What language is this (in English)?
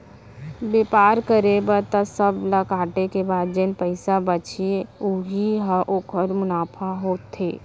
Chhattisgarhi